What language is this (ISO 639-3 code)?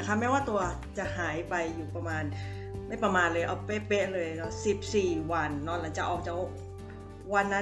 tha